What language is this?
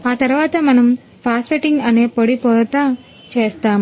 Telugu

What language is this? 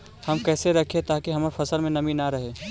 Magahi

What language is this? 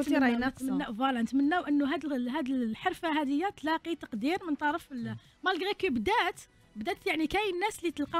Arabic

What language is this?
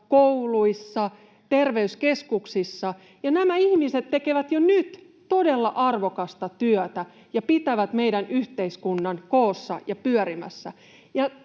Finnish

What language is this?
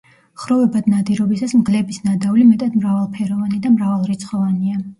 Georgian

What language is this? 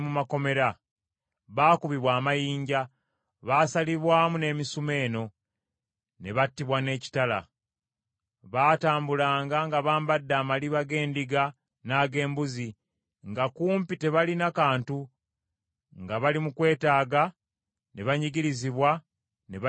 Ganda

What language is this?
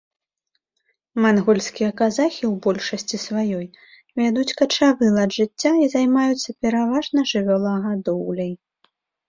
Belarusian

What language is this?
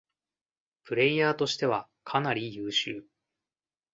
Japanese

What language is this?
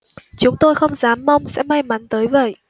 Vietnamese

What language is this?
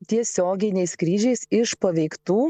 Lithuanian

